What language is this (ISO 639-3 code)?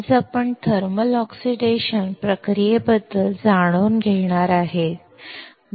mar